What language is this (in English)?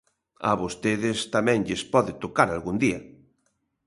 Galician